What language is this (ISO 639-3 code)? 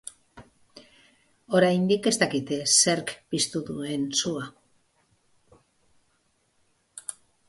eus